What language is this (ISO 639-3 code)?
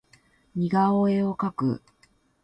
jpn